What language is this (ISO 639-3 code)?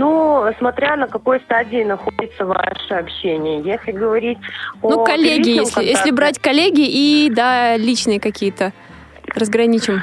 rus